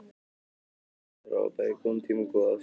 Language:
Icelandic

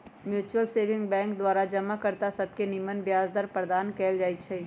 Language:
Magahi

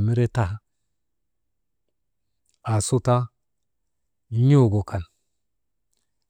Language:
Maba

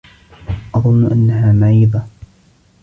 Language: Arabic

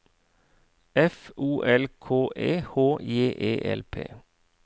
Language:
Norwegian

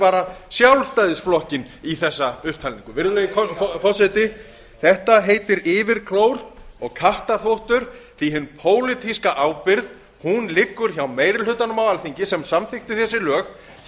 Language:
Icelandic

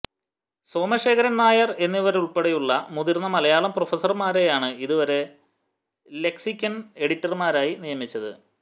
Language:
Malayalam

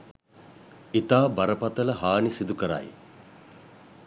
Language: Sinhala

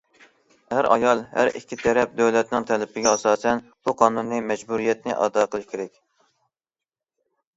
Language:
Uyghur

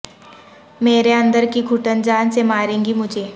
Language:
Urdu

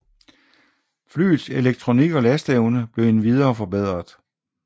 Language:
Danish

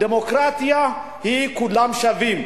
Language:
Hebrew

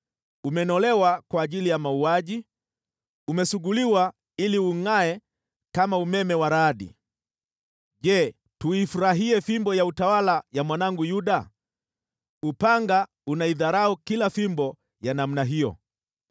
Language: Swahili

